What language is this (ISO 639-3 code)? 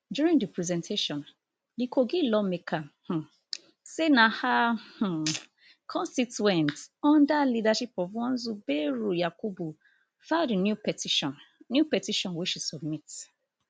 pcm